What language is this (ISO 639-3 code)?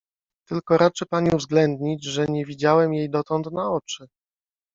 pol